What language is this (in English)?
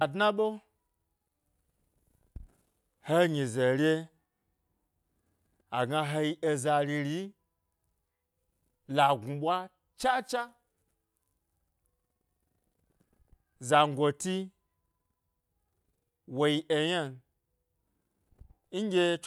Gbari